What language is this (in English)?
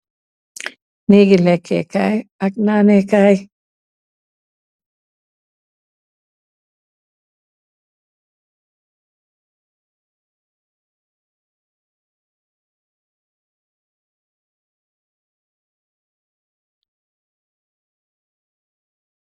Wolof